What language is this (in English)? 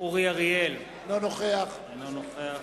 Hebrew